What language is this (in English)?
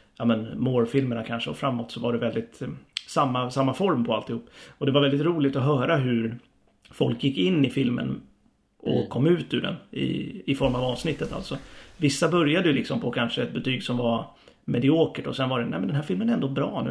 Swedish